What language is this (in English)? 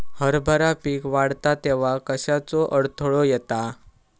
Marathi